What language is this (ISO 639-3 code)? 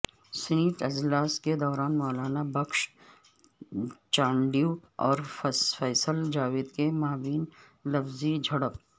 urd